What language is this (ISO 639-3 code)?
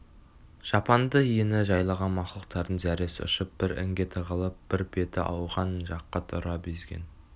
kaz